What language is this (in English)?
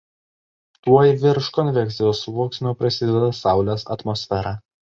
Lithuanian